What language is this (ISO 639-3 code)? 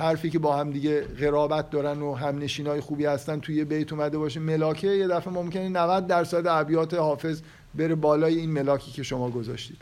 fas